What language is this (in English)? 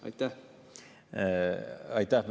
Estonian